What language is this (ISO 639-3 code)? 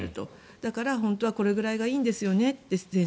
jpn